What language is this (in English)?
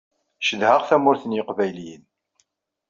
Kabyle